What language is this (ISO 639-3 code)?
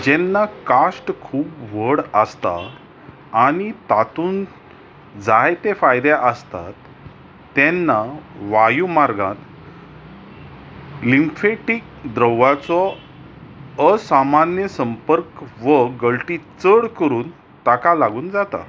kok